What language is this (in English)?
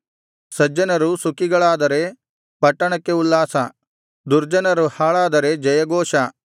Kannada